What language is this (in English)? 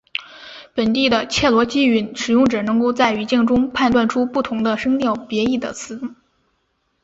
Chinese